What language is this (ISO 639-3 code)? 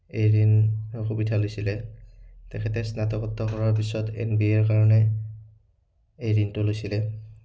asm